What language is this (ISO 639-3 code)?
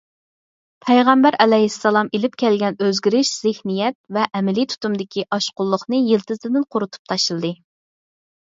uig